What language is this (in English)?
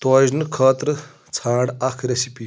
Kashmiri